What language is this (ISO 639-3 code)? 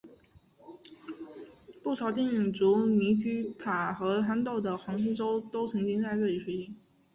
zho